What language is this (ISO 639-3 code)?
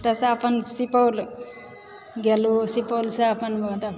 mai